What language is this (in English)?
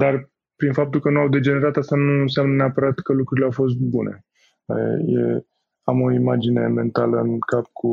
Romanian